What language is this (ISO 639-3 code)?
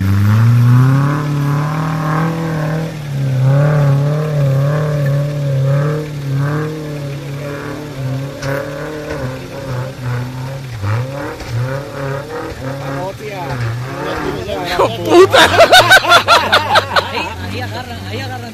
spa